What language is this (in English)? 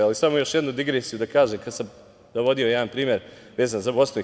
Serbian